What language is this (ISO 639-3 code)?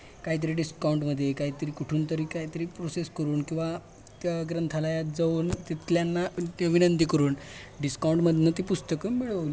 mar